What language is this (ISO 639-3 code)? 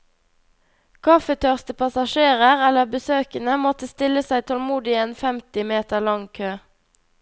nor